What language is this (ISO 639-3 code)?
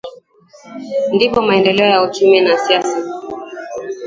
swa